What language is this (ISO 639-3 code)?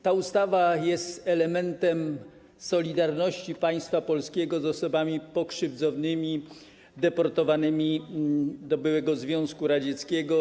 pol